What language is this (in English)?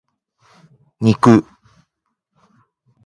Japanese